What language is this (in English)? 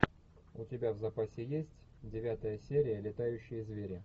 Russian